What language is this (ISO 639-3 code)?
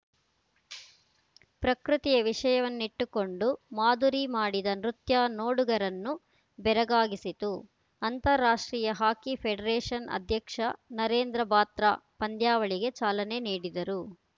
kan